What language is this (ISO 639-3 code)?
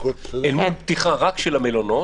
heb